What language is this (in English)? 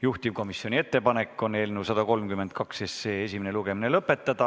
Estonian